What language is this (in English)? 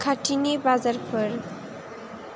Bodo